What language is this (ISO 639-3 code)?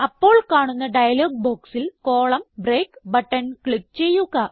mal